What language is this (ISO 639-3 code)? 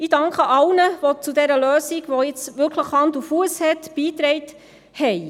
gsw